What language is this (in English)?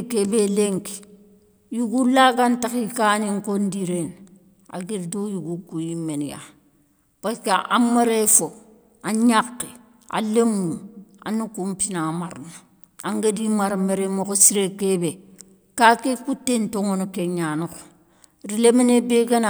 Soninke